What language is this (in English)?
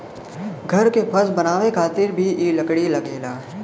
Bhojpuri